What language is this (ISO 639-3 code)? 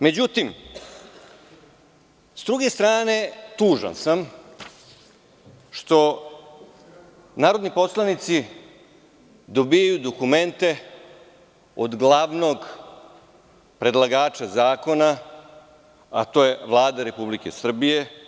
srp